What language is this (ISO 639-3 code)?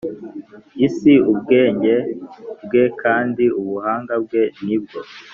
kin